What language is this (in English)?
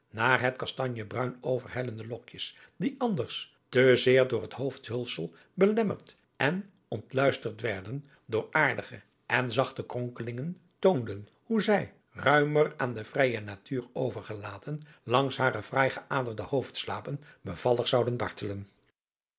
Dutch